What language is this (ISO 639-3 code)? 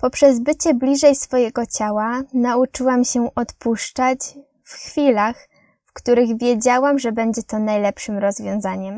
pol